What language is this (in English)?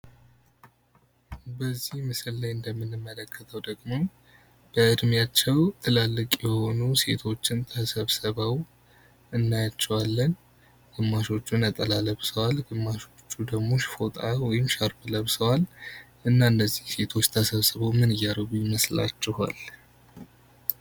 Amharic